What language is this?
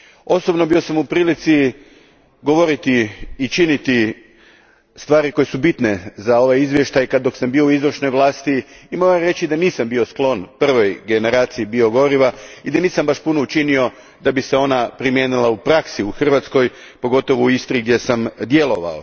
Croatian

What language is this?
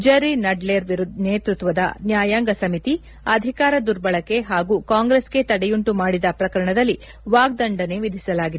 Kannada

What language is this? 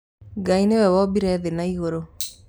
Kikuyu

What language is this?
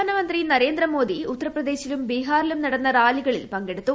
Malayalam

